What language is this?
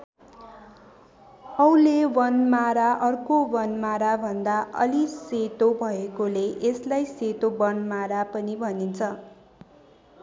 Nepali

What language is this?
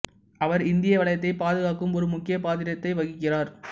Tamil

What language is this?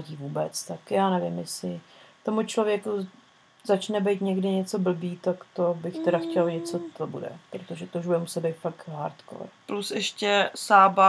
Czech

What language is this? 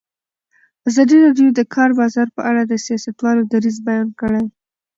Pashto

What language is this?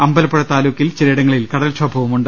Malayalam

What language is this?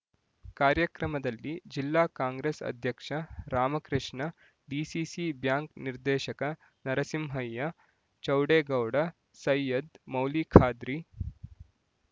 Kannada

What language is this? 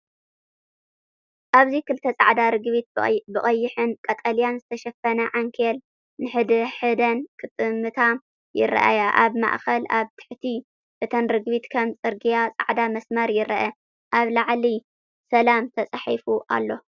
Tigrinya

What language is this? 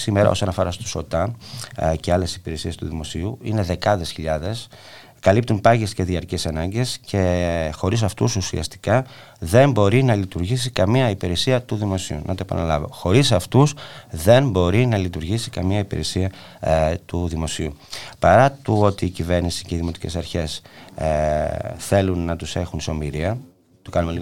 Greek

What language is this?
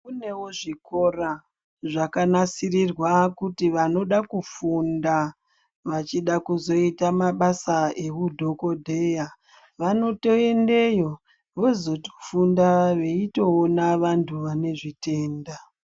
Ndau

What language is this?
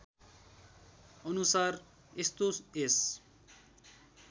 Nepali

